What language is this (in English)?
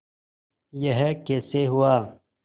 Hindi